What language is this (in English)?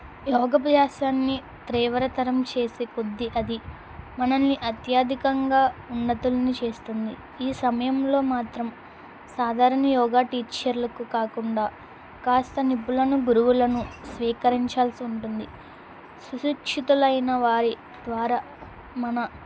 Telugu